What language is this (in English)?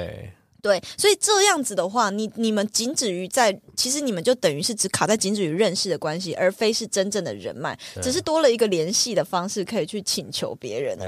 Chinese